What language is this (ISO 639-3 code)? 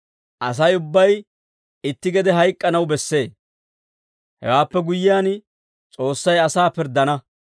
dwr